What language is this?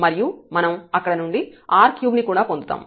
Telugu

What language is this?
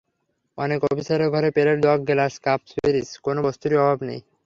Bangla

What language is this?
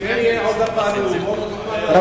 Hebrew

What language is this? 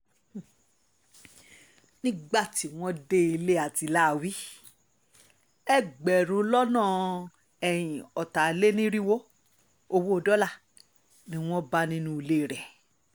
Yoruba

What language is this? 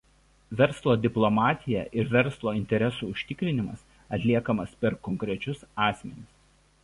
Lithuanian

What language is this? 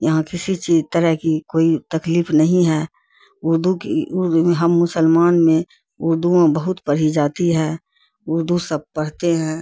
Urdu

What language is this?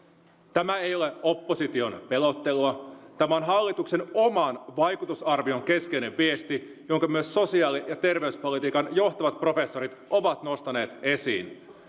Finnish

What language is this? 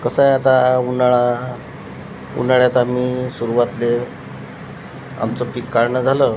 Marathi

